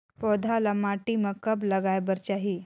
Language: Chhattisgarhi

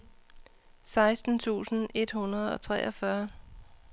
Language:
Danish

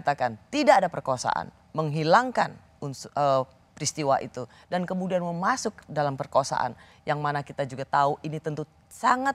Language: Indonesian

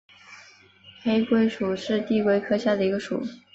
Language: Chinese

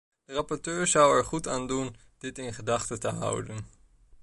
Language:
Dutch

